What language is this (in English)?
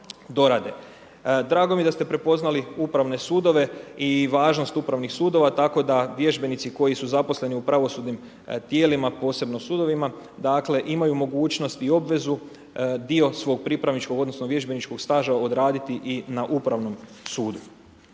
Croatian